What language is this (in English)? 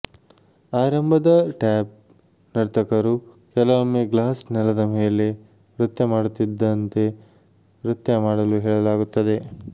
Kannada